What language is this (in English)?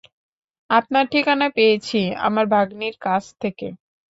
Bangla